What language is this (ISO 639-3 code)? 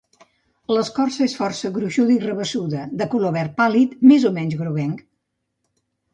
cat